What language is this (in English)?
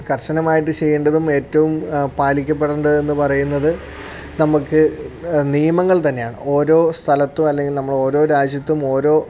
Malayalam